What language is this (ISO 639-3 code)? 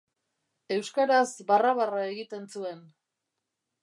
eus